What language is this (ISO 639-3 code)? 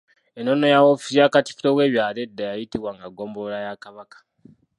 lug